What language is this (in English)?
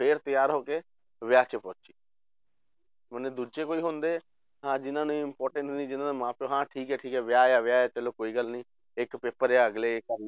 Punjabi